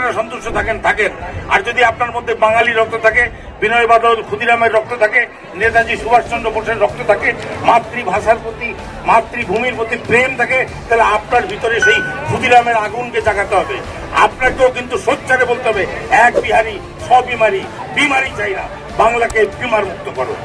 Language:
Hindi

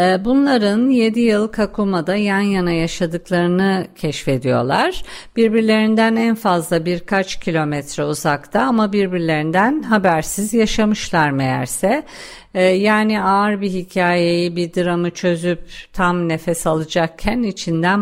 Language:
Turkish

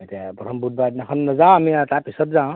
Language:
Assamese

